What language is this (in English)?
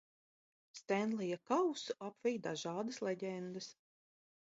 Latvian